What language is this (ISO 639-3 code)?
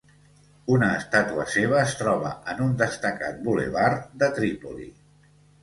cat